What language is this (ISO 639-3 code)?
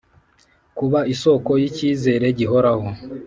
kin